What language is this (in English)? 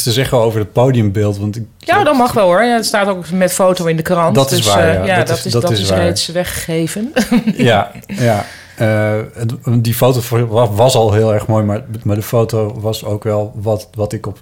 Dutch